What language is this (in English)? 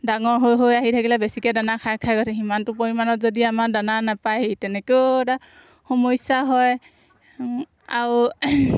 Assamese